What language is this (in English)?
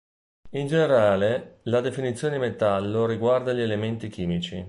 Italian